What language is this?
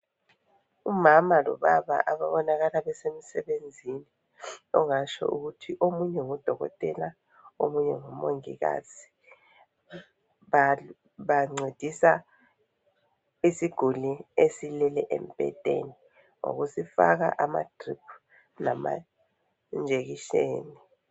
North Ndebele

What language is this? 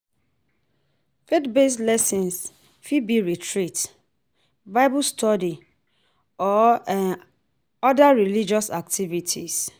Nigerian Pidgin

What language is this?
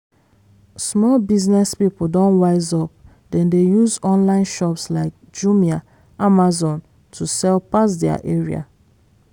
Nigerian Pidgin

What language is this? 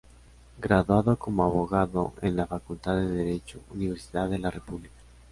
Spanish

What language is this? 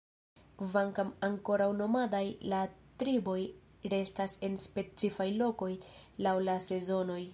Esperanto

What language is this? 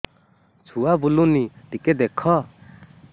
Odia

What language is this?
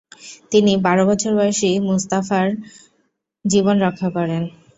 Bangla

